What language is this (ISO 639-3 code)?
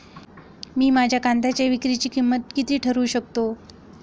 mar